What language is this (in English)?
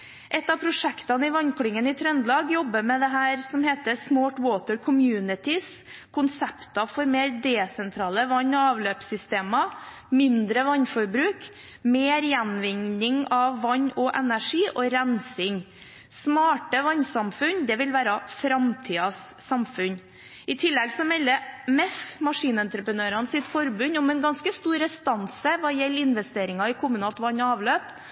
Norwegian Bokmål